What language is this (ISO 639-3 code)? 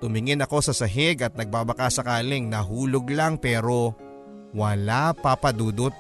fil